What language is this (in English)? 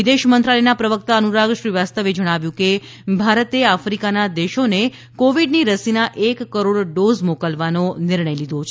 Gujarati